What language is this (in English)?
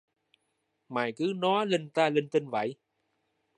Vietnamese